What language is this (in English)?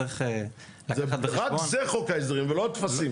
Hebrew